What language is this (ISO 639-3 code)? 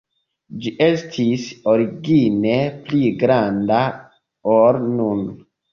epo